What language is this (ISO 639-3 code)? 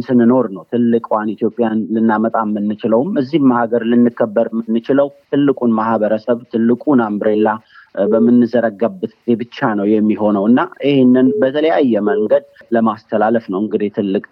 amh